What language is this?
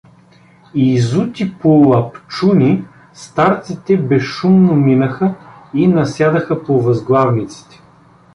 Bulgarian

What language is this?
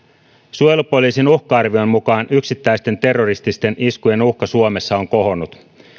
Finnish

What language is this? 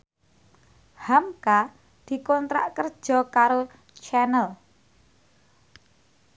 Javanese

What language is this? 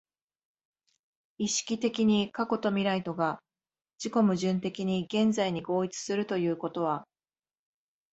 Japanese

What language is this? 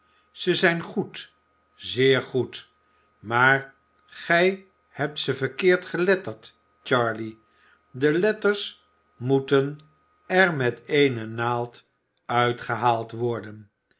Dutch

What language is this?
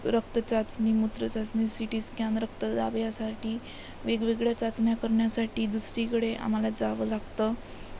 Marathi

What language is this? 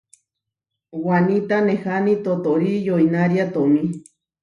Huarijio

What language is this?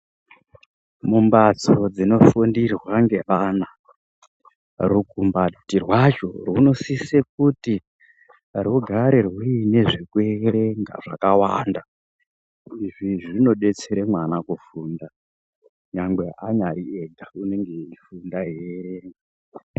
Ndau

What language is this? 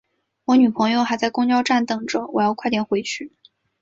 Chinese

